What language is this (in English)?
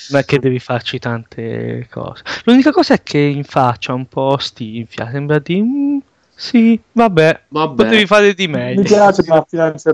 Italian